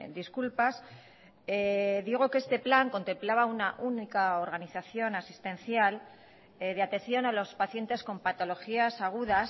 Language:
Spanish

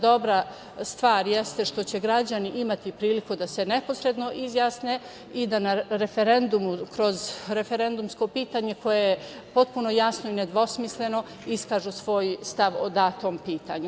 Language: Serbian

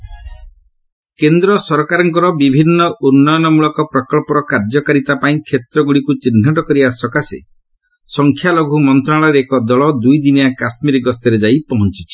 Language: Odia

